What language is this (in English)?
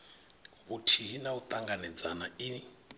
Venda